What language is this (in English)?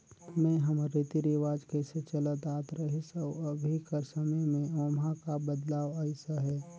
Chhattisgarhi